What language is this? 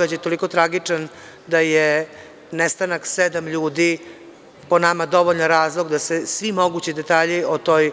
Serbian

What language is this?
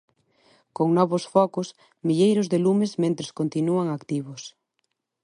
Galician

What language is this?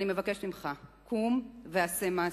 Hebrew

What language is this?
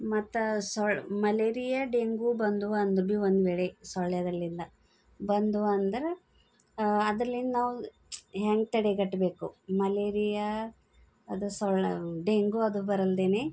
Kannada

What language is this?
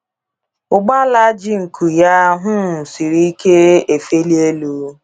Igbo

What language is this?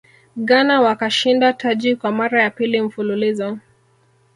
Swahili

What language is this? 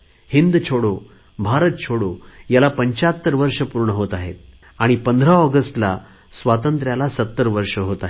Marathi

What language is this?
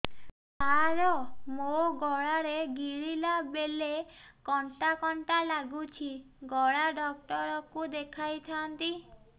Odia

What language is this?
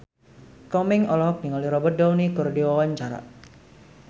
Sundanese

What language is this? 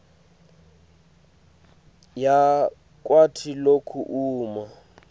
Swati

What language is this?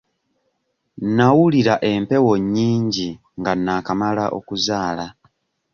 Ganda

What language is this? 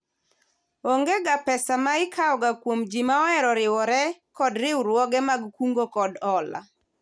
Luo (Kenya and Tanzania)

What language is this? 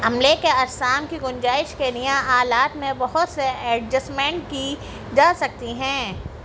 Urdu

